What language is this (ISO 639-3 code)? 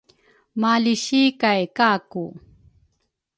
dru